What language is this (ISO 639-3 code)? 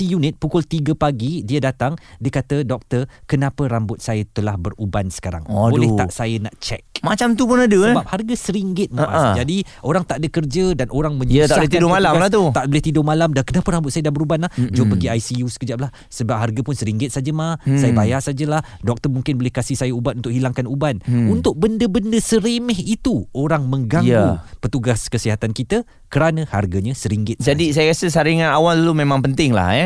msa